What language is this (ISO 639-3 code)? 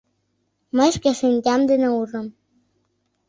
chm